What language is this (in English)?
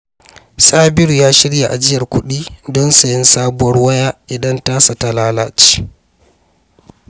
Hausa